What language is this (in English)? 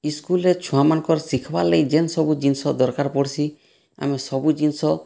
Odia